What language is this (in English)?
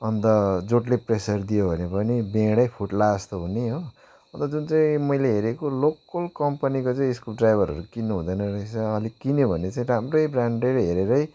Nepali